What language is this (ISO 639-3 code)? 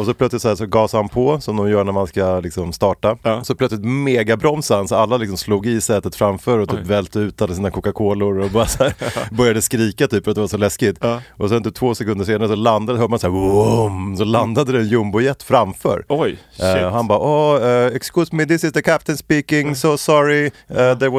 swe